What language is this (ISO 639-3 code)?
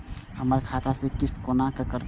mai